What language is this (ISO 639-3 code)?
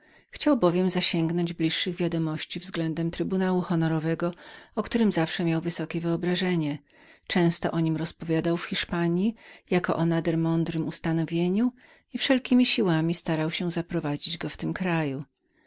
pol